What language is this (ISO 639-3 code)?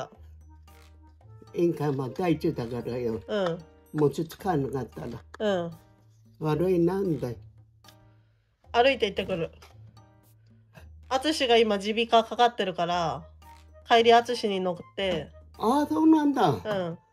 jpn